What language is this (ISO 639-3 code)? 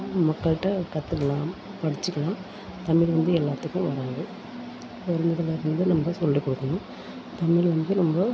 tam